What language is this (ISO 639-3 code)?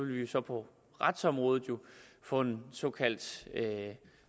dan